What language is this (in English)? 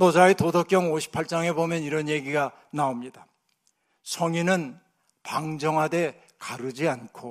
Korean